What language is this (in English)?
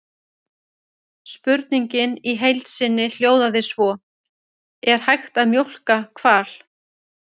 Icelandic